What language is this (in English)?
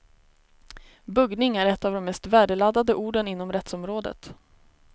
Swedish